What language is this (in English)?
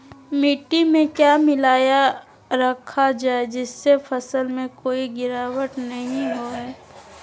Magahi